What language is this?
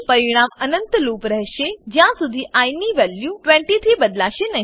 Gujarati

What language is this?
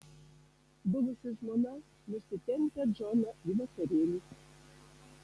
Lithuanian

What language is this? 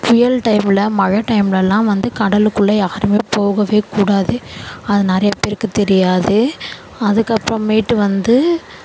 Tamil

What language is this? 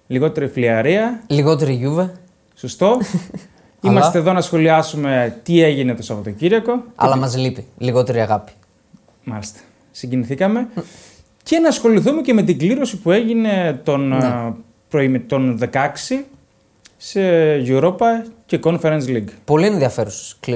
Greek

